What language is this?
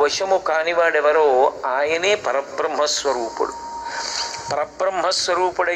Telugu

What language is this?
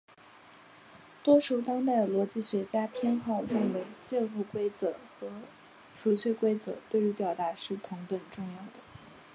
Chinese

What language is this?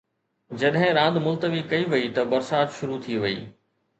Sindhi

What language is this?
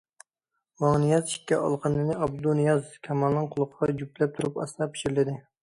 Uyghur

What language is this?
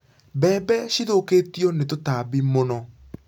Kikuyu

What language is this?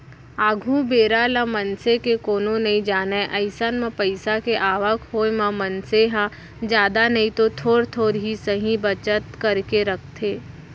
Chhattisgarhi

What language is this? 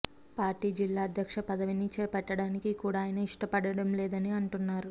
Telugu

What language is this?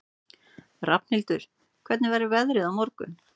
Icelandic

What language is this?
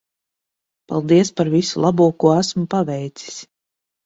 Latvian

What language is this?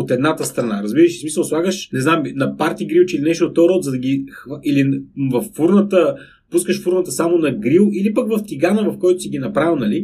Bulgarian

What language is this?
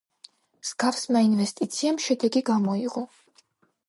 Georgian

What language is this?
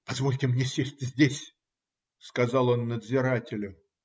Russian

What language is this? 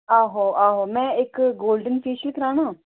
Dogri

